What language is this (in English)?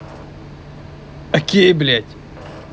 Russian